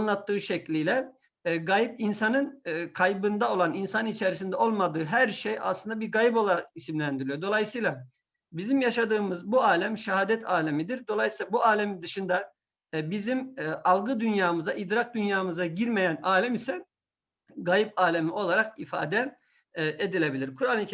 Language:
Turkish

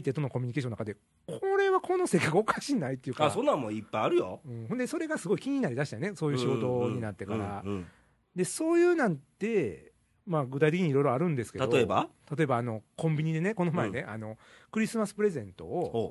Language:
Japanese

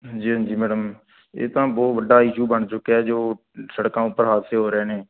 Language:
Punjabi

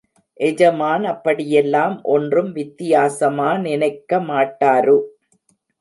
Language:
Tamil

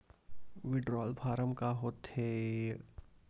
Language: Chhattisgarhi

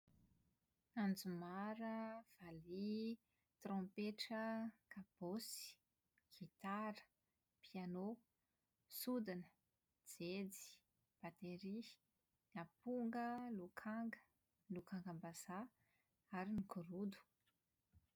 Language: Malagasy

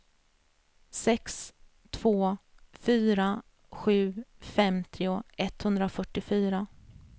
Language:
Swedish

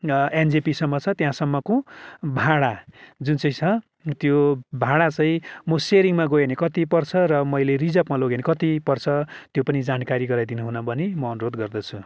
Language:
Nepali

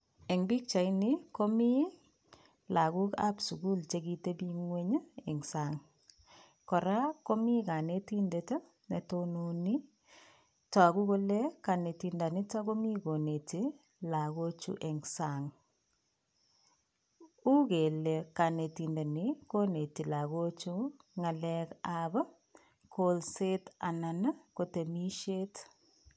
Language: Kalenjin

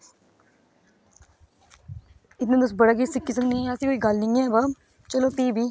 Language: Dogri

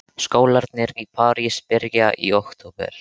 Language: Icelandic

